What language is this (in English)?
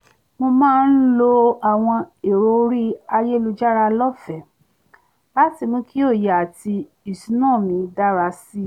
Yoruba